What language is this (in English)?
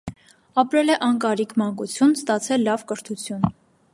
Armenian